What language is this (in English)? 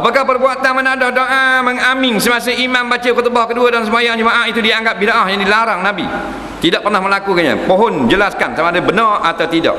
Malay